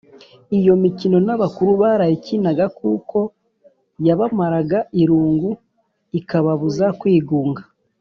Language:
Kinyarwanda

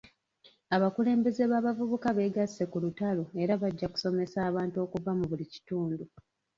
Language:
Ganda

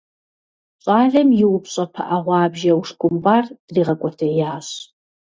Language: Kabardian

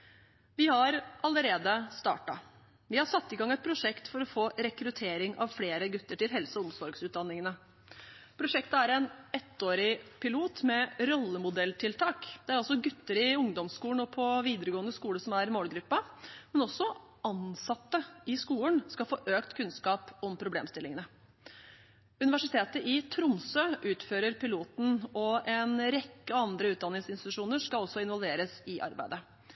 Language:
Norwegian Bokmål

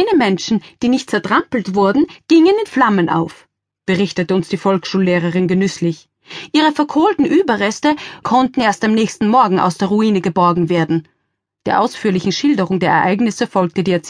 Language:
German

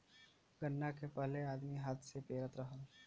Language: Bhojpuri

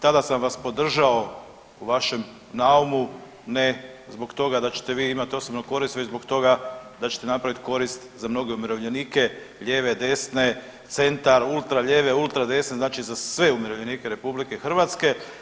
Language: Croatian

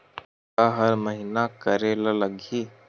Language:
Chhattisgarhi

